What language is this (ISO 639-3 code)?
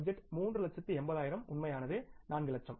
tam